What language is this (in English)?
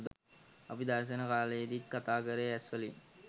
Sinhala